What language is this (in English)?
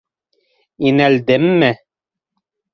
Bashkir